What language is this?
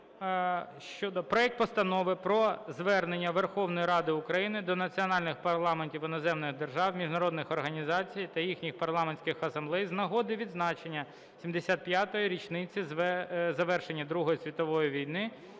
Ukrainian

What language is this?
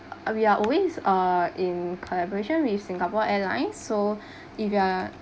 English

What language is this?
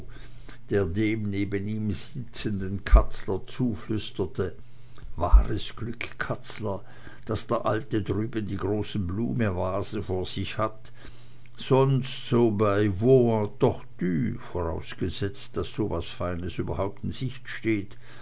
German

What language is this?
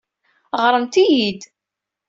Kabyle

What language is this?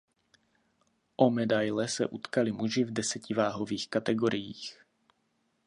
Czech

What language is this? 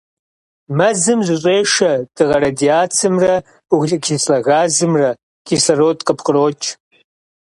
Kabardian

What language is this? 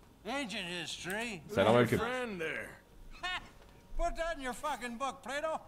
Turkish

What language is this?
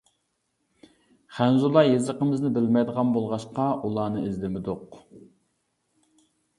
Uyghur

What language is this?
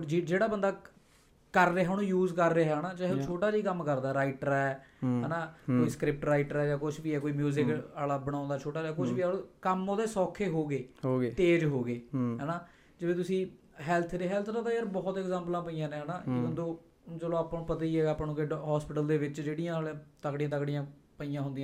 Punjabi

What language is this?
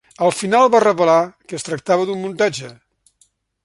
Catalan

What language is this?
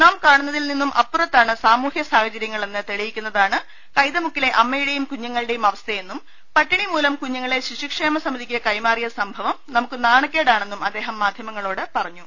Malayalam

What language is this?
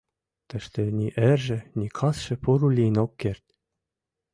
Mari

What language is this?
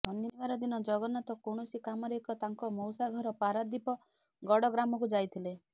Odia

